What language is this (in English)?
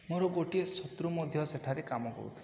Odia